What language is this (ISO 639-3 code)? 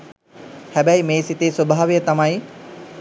sin